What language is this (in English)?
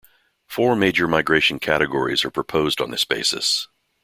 English